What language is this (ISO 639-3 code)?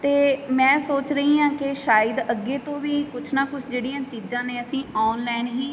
pan